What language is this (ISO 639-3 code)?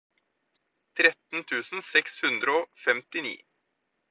nob